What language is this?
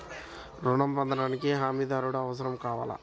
Telugu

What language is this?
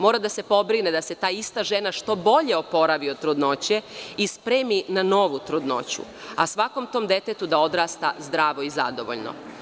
Serbian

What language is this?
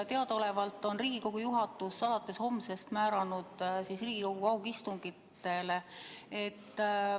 Estonian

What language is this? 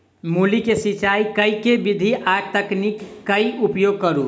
Maithili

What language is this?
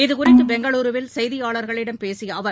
Tamil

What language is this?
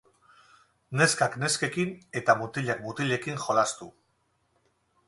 Basque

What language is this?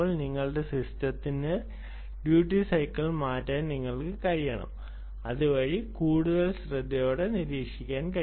Malayalam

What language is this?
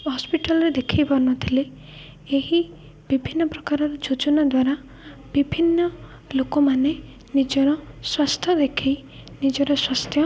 Odia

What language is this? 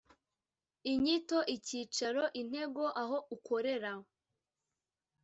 Kinyarwanda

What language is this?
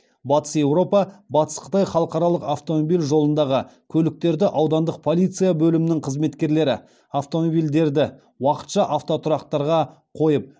Kazakh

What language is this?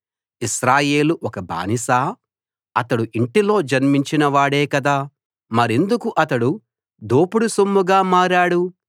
Telugu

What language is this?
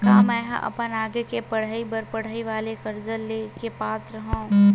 Chhattisgarhi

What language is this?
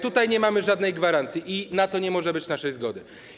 Polish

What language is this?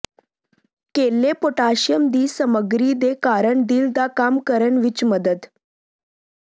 Punjabi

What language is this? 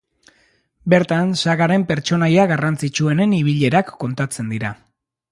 Basque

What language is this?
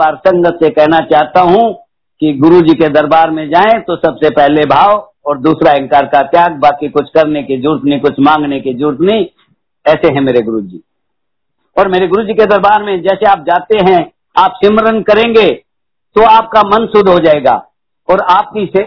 Hindi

